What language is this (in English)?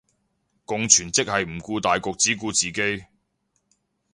Cantonese